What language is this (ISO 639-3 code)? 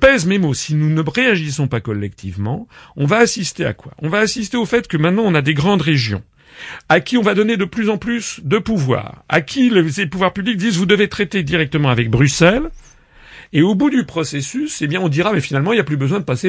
fra